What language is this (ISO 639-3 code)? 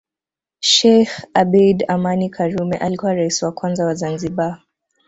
swa